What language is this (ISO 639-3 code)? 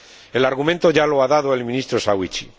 spa